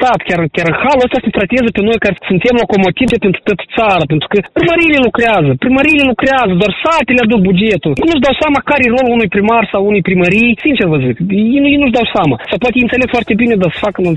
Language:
Romanian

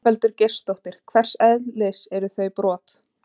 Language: Icelandic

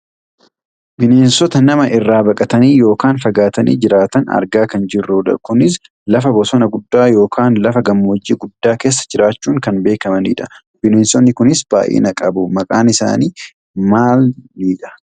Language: Oromo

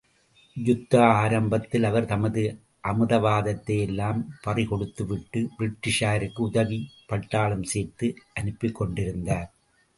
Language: Tamil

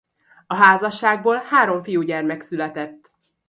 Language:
Hungarian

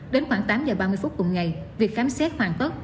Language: Vietnamese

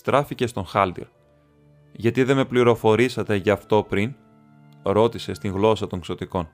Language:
Greek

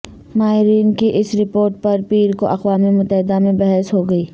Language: Urdu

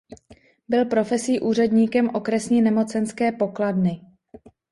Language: Czech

